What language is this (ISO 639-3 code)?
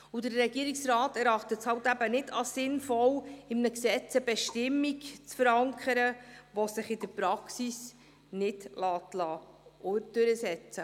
gsw